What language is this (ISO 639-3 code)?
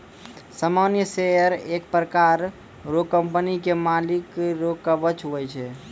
mai